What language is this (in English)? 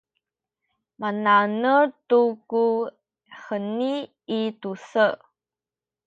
Sakizaya